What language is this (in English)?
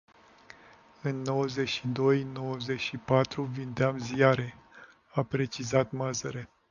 Romanian